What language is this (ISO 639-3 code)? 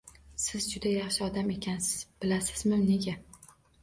uzb